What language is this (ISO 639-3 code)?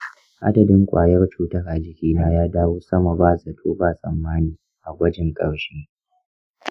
hau